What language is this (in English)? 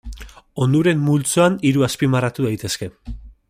Basque